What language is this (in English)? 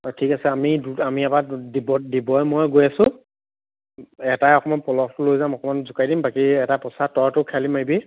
Assamese